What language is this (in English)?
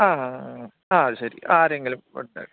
Malayalam